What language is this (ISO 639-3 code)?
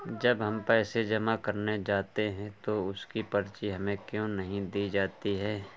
hin